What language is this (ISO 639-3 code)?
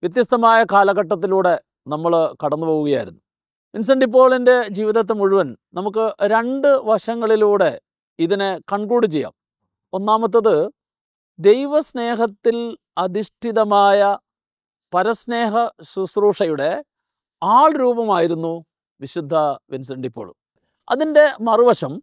mal